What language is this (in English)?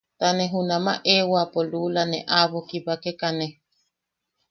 Yaqui